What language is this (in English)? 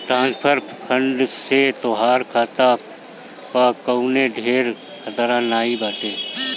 Bhojpuri